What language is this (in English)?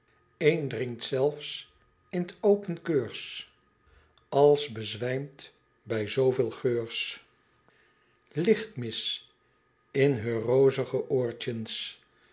Dutch